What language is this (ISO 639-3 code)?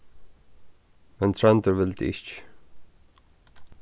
fao